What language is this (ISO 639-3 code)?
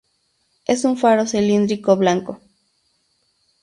spa